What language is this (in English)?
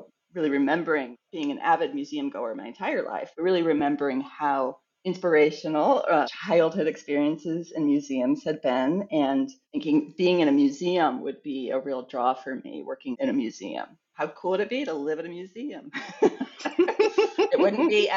English